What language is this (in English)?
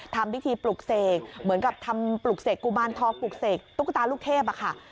Thai